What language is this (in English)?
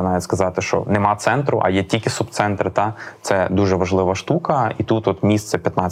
Ukrainian